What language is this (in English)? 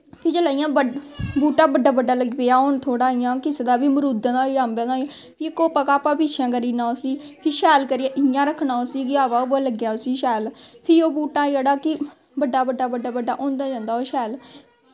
Dogri